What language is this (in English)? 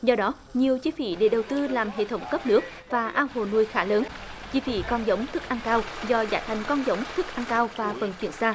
Vietnamese